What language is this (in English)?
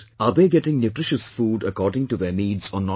English